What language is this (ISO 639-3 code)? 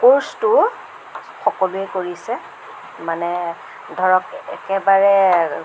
asm